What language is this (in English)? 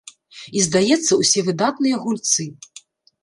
Belarusian